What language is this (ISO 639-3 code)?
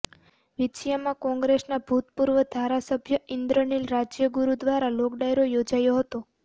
guj